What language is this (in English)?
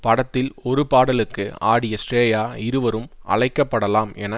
Tamil